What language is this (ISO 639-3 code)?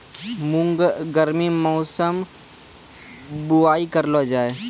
mai